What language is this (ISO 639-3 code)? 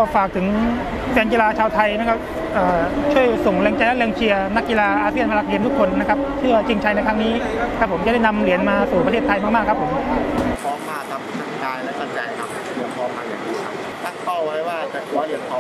tha